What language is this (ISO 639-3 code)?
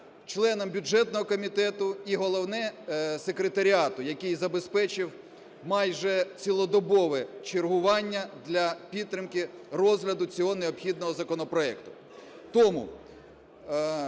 ukr